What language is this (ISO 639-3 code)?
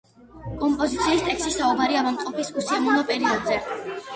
kat